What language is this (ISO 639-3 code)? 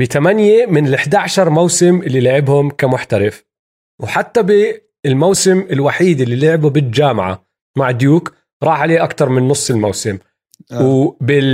ara